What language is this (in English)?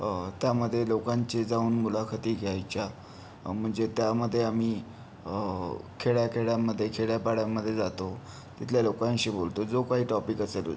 Marathi